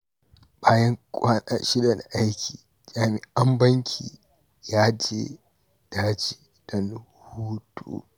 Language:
Hausa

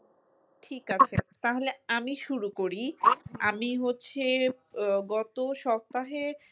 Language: Bangla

